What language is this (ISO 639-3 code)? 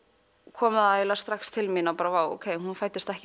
isl